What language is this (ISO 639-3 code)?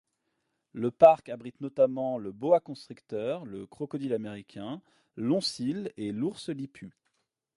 fra